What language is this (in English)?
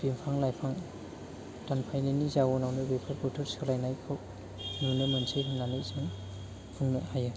Bodo